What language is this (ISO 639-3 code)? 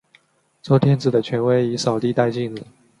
zho